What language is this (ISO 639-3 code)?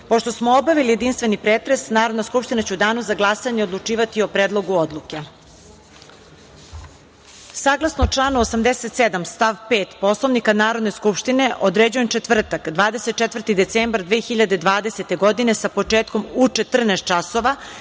srp